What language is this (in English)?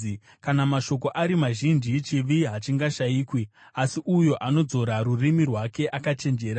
Shona